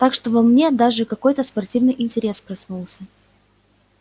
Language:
Russian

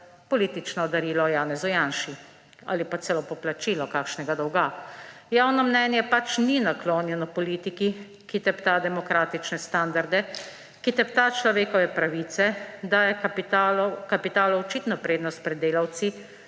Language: Slovenian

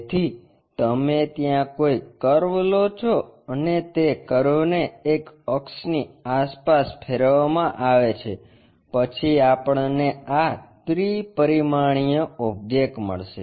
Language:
Gujarati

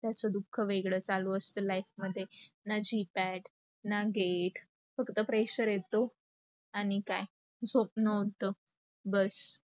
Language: Marathi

